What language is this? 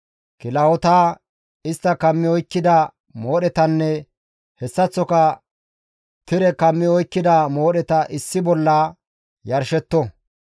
Gamo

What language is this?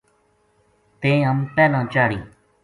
Gujari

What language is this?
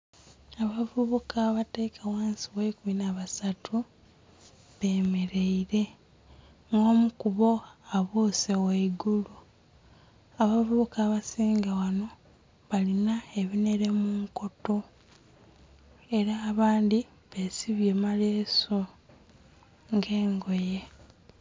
Soga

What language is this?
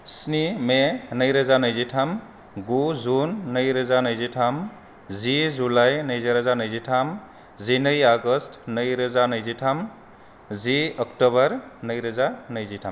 Bodo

